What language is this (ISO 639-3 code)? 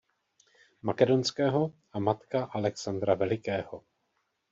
ces